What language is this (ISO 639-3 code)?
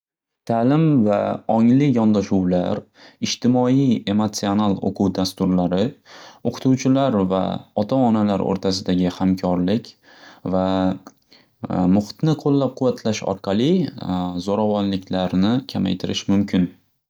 uzb